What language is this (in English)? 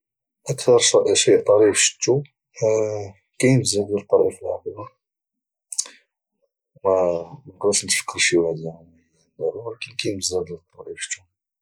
Moroccan Arabic